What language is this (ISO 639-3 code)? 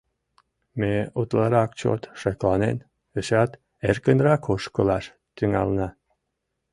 chm